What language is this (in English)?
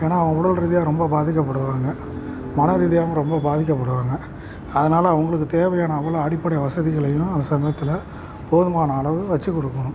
Tamil